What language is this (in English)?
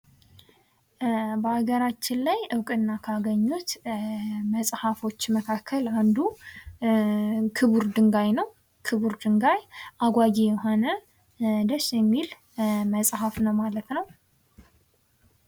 Amharic